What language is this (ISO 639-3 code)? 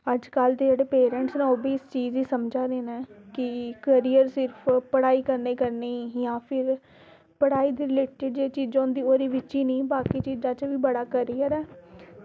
doi